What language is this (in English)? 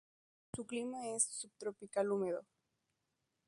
Spanish